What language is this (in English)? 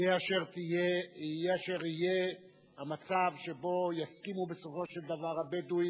Hebrew